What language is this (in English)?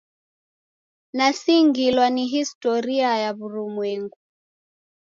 Taita